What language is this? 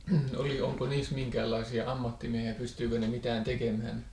Finnish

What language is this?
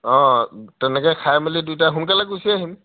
Assamese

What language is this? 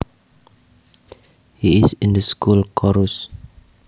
Javanese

